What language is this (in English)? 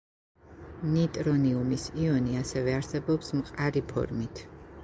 Georgian